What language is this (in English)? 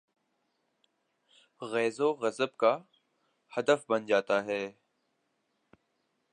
Urdu